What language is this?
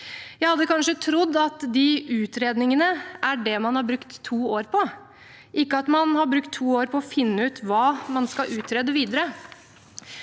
Norwegian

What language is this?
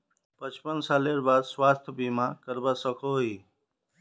Magahi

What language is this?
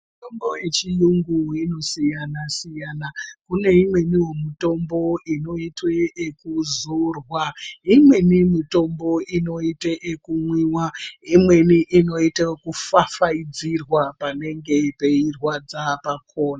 Ndau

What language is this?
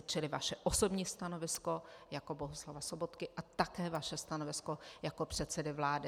Czech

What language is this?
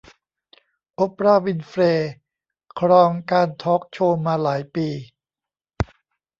Thai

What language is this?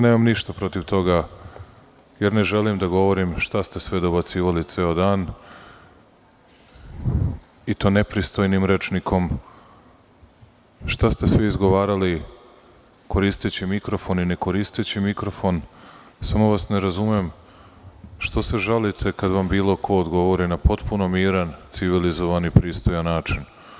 Serbian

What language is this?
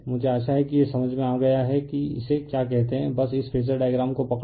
Hindi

